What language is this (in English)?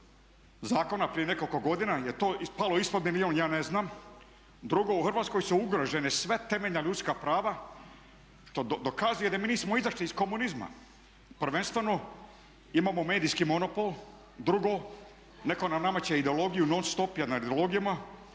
Croatian